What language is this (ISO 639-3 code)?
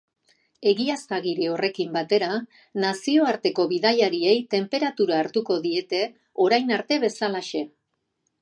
eus